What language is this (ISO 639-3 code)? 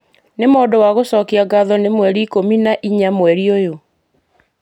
kik